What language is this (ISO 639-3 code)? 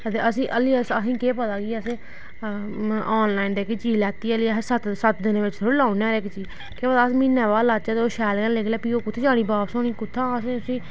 doi